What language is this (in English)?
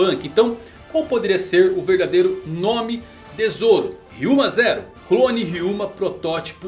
Portuguese